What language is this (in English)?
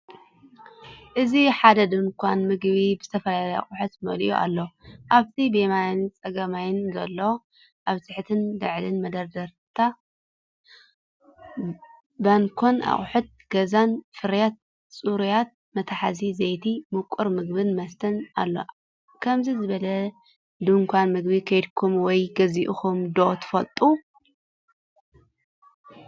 Tigrinya